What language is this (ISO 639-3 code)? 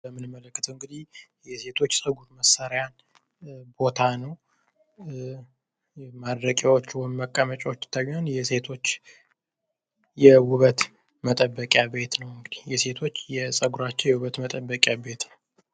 amh